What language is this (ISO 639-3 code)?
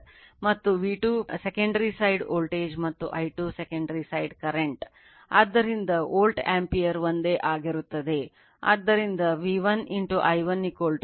kan